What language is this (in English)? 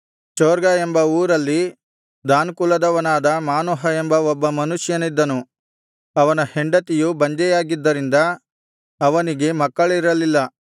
Kannada